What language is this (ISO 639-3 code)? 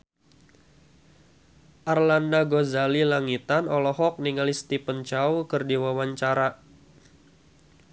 sun